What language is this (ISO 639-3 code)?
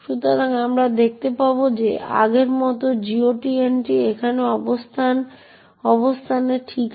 ben